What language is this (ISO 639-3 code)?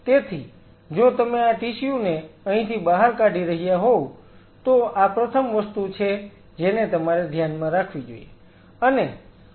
guj